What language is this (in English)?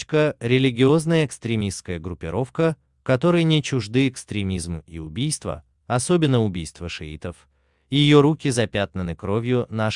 Russian